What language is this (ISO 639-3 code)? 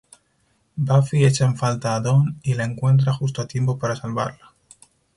spa